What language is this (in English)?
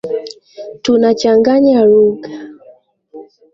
Swahili